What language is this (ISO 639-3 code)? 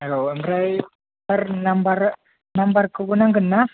brx